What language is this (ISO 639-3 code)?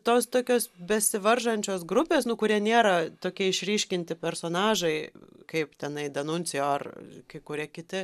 lit